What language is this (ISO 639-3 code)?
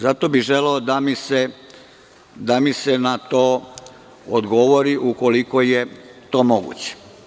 srp